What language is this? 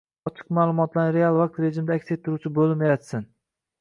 Uzbek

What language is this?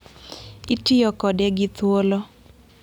Luo (Kenya and Tanzania)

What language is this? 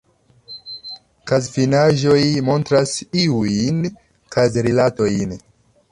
Esperanto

